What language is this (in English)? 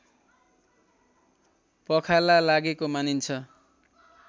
Nepali